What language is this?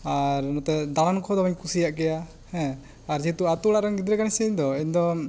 Santali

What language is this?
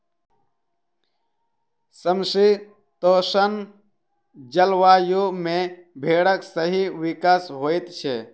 Maithili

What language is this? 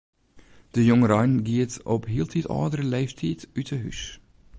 Western Frisian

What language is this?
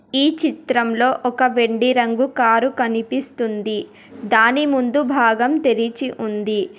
Telugu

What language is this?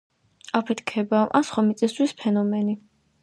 Georgian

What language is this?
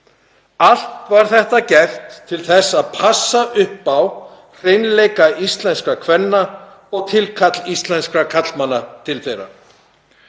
Icelandic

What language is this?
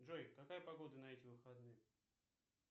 Russian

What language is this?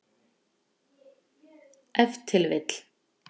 Icelandic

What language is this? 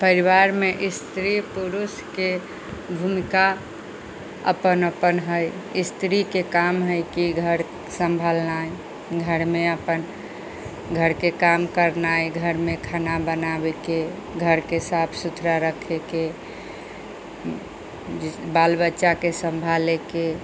Maithili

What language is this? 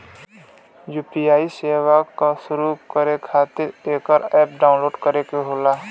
Bhojpuri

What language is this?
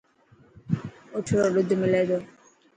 Dhatki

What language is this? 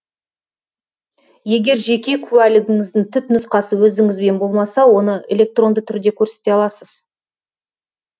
Kazakh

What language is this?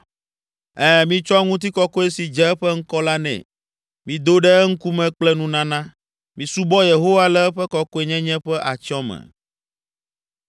Ewe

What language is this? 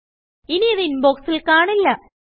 Malayalam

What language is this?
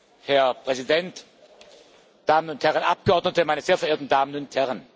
German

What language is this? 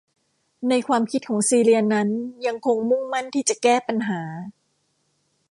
Thai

